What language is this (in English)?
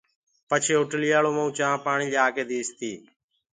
Gurgula